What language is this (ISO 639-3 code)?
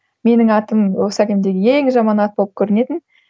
kaz